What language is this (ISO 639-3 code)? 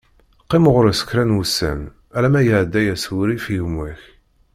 kab